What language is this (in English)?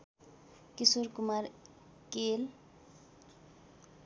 Nepali